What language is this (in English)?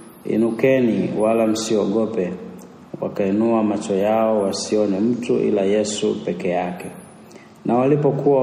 Swahili